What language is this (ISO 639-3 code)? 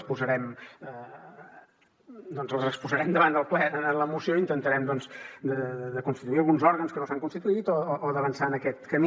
cat